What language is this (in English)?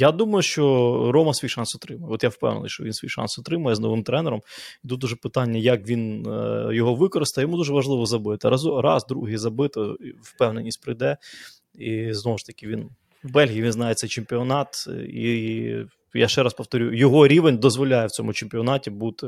Ukrainian